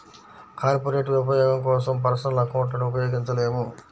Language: Telugu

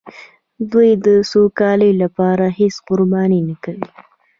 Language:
Pashto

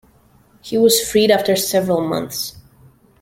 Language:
English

